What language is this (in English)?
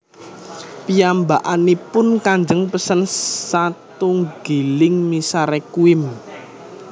Javanese